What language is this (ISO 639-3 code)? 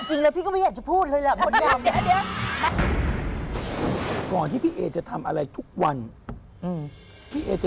tha